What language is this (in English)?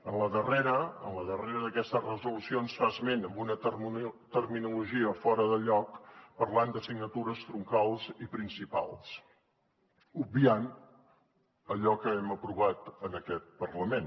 Catalan